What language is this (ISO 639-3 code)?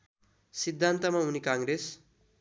nep